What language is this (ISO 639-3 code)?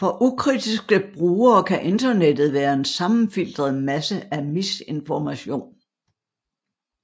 dan